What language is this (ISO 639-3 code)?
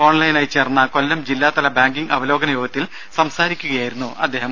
mal